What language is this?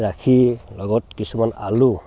Assamese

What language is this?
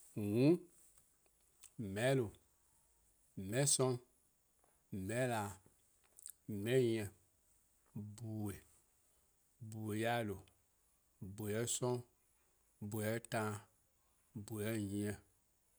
Eastern Krahn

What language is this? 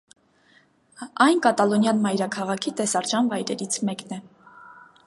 Armenian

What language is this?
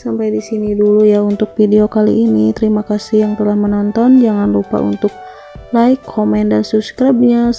Indonesian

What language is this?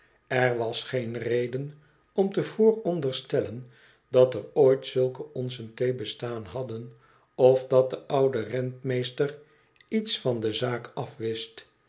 Dutch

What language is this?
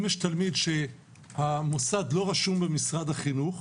Hebrew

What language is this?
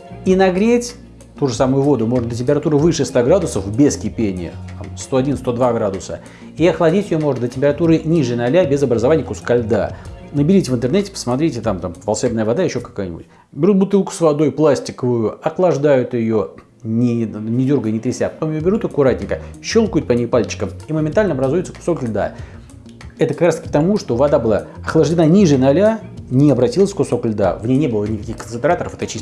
Russian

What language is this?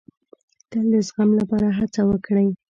Pashto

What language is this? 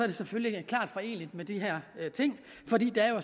Danish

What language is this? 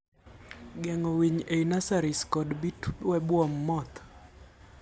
Luo (Kenya and Tanzania)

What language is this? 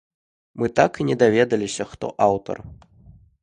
Belarusian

